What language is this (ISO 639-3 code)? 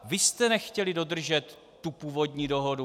ces